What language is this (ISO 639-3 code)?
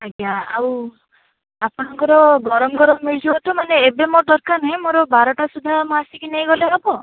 ori